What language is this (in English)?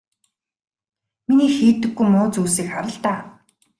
Mongolian